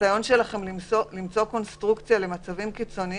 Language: Hebrew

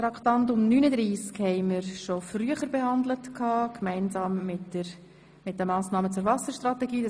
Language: Swiss German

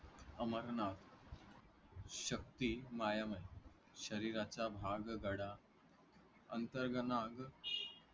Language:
Marathi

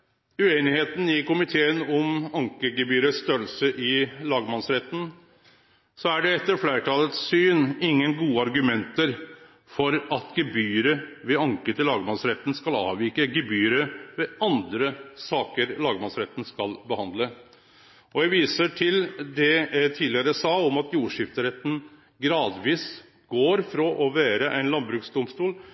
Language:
Norwegian Nynorsk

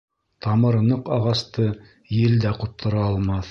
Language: Bashkir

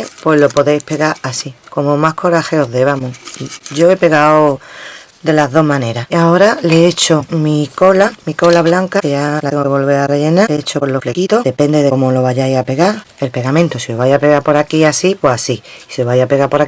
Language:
Spanish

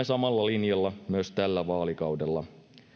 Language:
Finnish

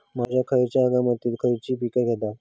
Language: Marathi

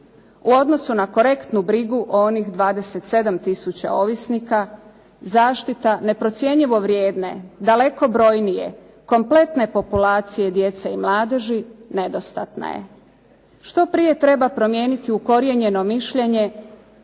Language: Croatian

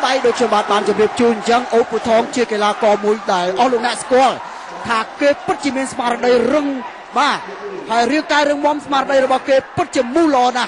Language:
Thai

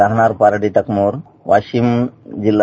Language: Marathi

